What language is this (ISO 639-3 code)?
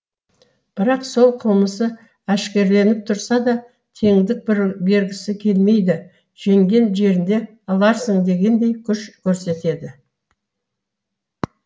kaz